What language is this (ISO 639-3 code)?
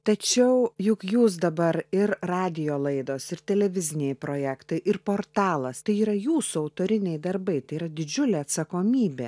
lit